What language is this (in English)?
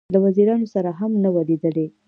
Pashto